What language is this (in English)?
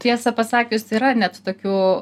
Lithuanian